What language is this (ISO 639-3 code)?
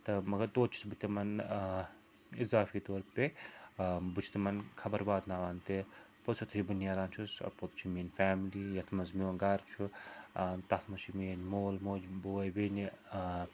kas